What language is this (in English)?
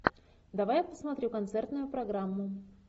Russian